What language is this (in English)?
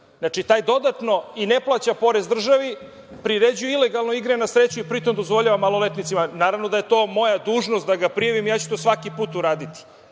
Serbian